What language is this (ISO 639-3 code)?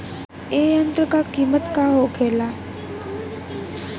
bho